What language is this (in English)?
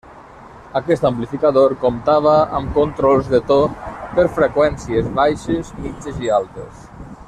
Catalan